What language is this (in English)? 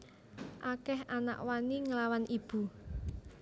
Javanese